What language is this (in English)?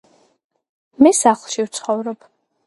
Georgian